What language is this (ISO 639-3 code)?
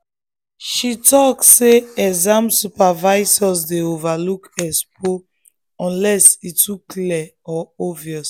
pcm